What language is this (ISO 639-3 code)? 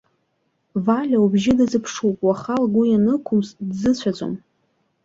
abk